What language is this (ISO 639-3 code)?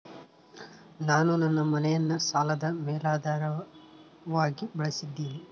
kan